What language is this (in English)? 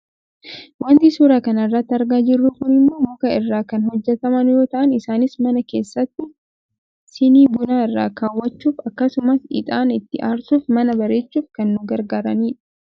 Oromo